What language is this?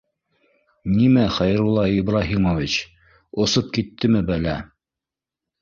Bashkir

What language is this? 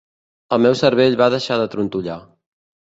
Catalan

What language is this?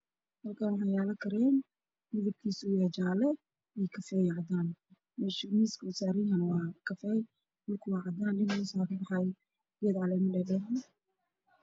Somali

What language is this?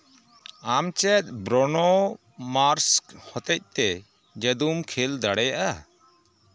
Santali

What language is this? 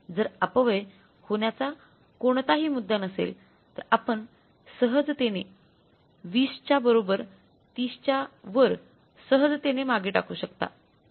Marathi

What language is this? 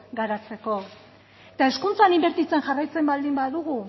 Basque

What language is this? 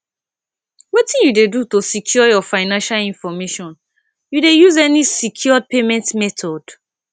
Nigerian Pidgin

